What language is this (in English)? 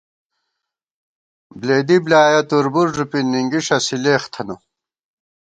Gawar-Bati